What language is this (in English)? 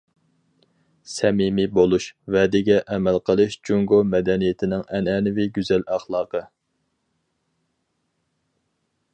Uyghur